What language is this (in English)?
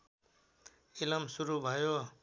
Nepali